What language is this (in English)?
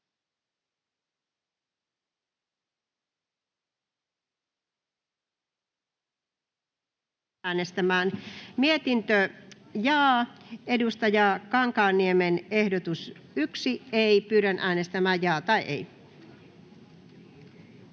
Finnish